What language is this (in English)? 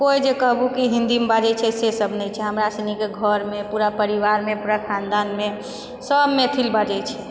Maithili